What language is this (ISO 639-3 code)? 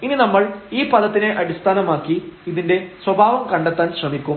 mal